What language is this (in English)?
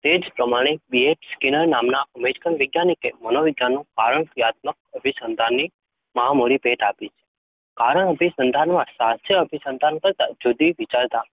Gujarati